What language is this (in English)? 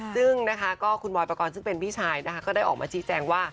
Thai